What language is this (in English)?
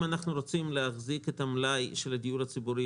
Hebrew